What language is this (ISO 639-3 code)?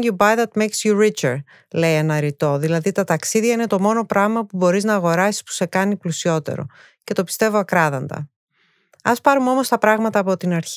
ell